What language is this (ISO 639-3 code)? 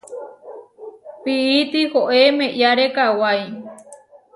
var